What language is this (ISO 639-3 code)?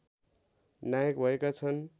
nep